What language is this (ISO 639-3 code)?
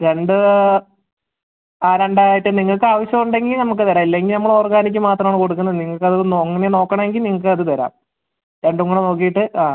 mal